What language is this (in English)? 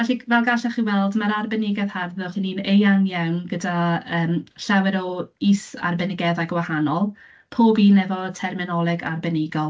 Welsh